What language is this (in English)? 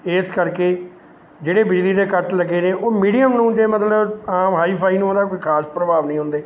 Punjabi